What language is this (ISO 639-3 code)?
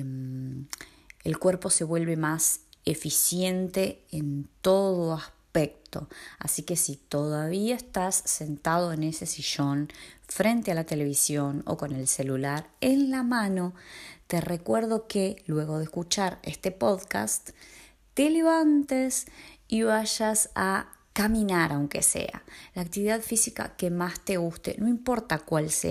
spa